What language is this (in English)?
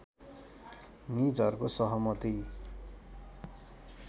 Nepali